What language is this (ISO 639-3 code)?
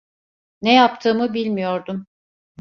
tur